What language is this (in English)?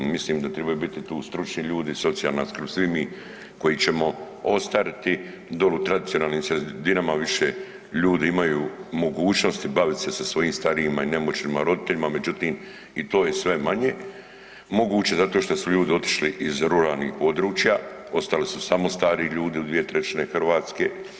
Croatian